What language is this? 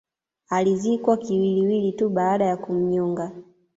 Swahili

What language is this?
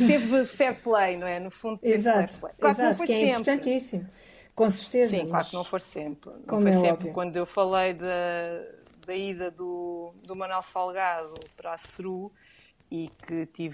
Portuguese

